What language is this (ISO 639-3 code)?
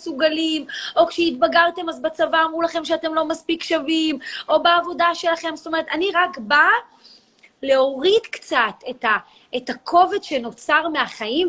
heb